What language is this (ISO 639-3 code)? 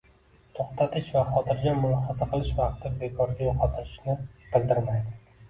uzb